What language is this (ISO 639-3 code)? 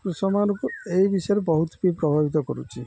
ori